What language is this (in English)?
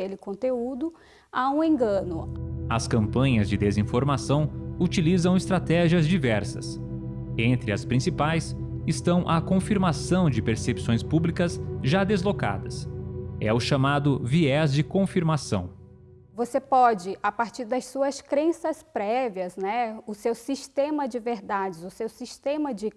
Portuguese